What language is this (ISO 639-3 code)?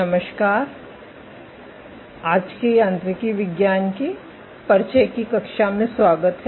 hin